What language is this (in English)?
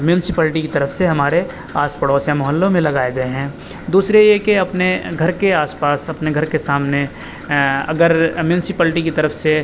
Urdu